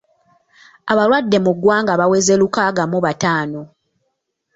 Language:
Ganda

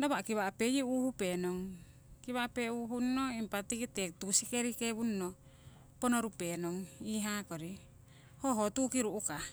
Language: Siwai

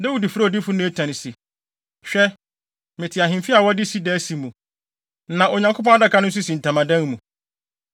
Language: Akan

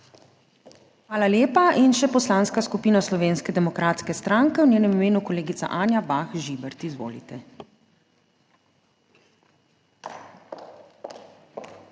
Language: Slovenian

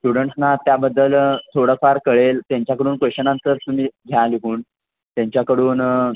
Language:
Marathi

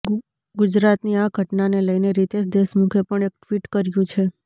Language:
Gujarati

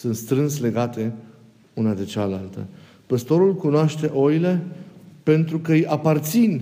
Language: Romanian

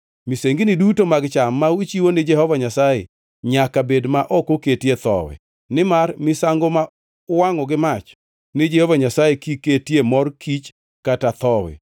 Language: Luo (Kenya and Tanzania)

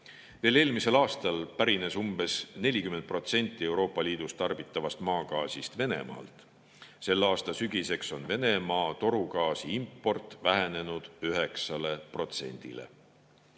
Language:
Estonian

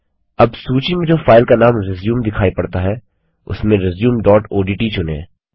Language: Hindi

